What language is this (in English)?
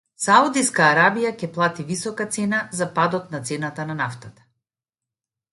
Macedonian